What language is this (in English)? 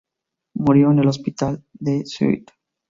Spanish